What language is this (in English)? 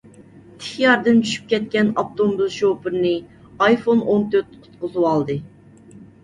Uyghur